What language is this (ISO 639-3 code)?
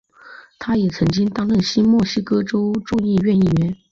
zho